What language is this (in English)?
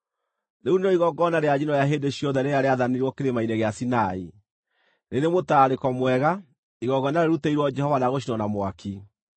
Kikuyu